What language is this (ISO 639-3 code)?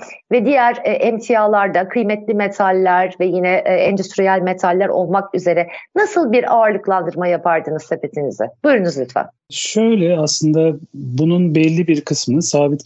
tur